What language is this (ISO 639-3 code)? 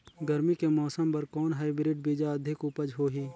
hne